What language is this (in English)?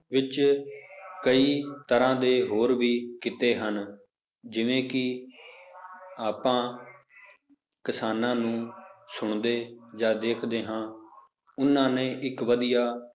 Punjabi